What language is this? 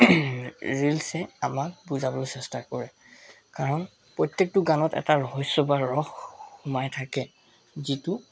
Assamese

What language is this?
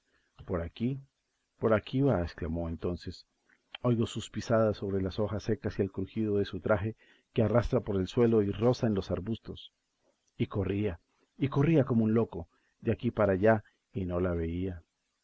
Spanish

